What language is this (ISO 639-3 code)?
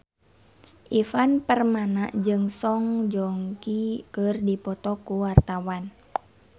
sun